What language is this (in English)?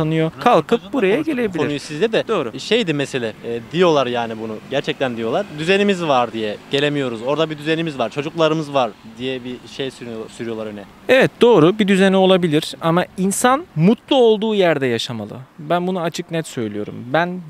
Turkish